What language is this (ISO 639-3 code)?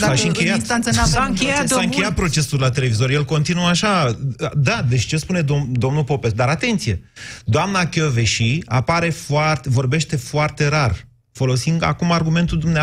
ron